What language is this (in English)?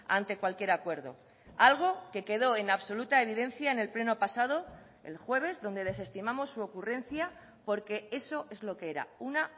Spanish